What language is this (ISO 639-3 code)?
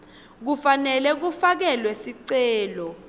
ssw